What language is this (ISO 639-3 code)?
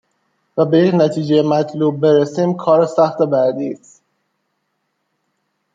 fas